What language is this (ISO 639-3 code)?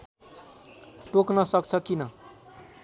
nep